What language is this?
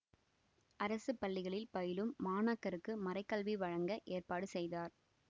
Tamil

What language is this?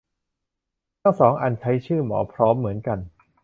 Thai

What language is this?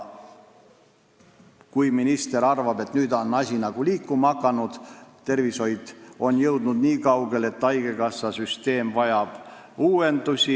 Estonian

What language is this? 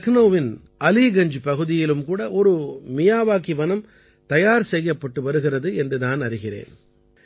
Tamil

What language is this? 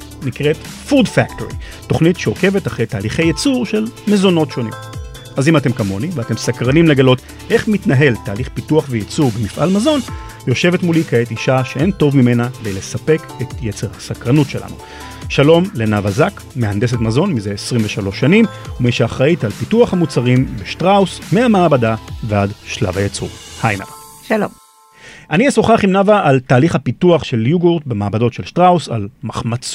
Hebrew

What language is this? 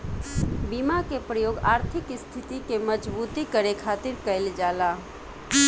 Bhojpuri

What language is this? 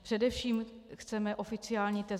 Czech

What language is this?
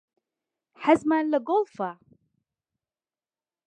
Central Kurdish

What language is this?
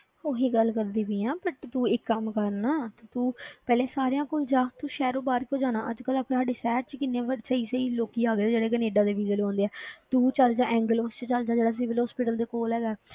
Punjabi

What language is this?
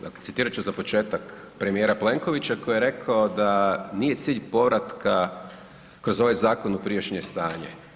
Croatian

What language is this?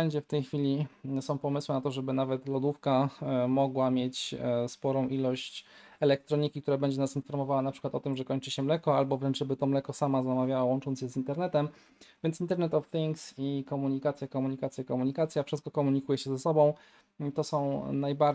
Polish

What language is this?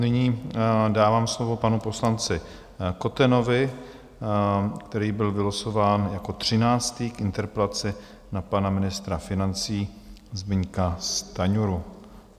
Czech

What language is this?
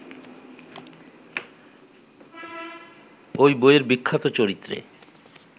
Bangla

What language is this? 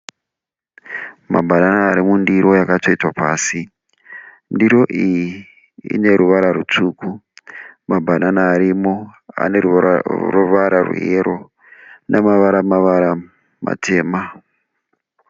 Shona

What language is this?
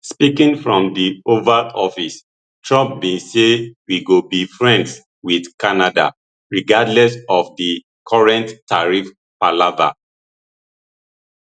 Nigerian Pidgin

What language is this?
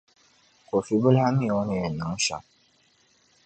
Dagbani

